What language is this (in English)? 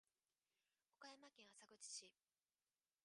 Japanese